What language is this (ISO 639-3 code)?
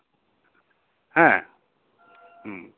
sat